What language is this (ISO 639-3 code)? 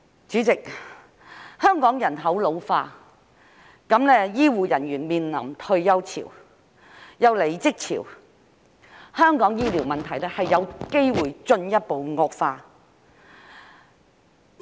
yue